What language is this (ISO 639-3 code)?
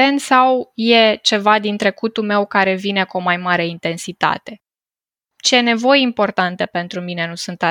ron